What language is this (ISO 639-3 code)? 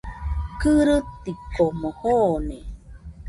hux